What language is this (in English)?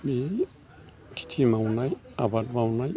Bodo